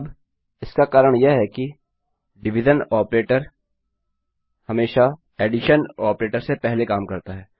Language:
Hindi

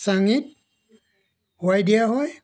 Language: Assamese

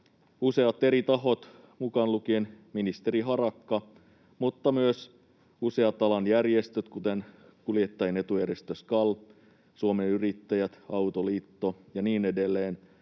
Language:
Finnish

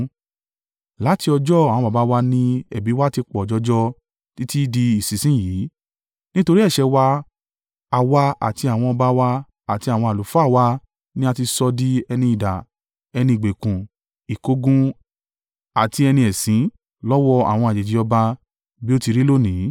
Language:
Yoruba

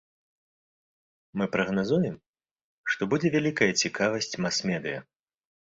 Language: Belarusian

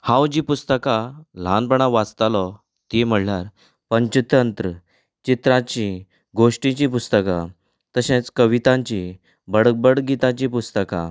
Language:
Konkani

